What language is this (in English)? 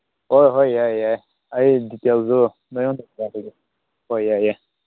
Manipuri